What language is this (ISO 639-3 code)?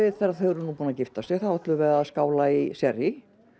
isl